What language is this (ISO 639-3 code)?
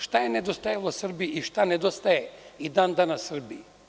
srp